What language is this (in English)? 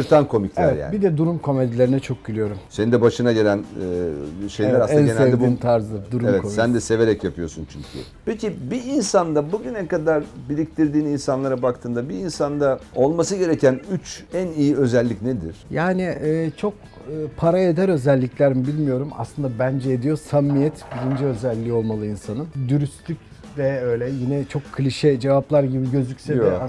Turkish